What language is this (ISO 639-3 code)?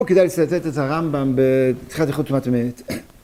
heb